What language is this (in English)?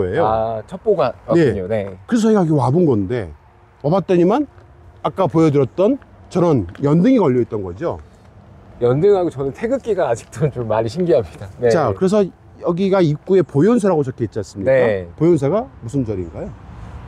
Korean